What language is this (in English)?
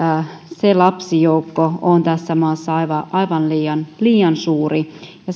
Finnish